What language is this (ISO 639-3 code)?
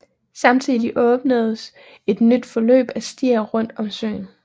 dan